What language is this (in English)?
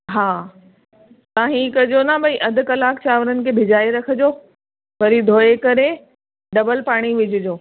Sindhi